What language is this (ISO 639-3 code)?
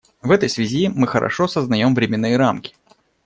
rus